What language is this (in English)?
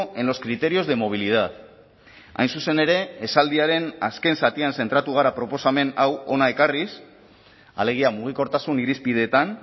Basque